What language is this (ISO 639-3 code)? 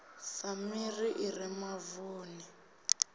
ven